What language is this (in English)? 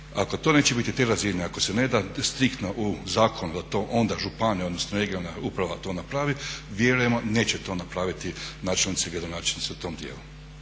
Croatian